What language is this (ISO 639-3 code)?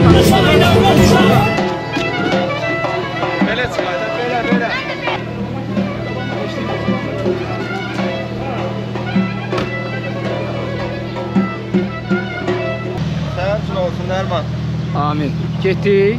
tur